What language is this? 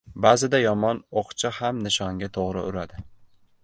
Uzbek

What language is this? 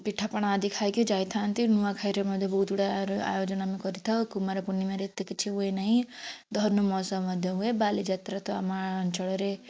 Odia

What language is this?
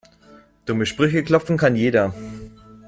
German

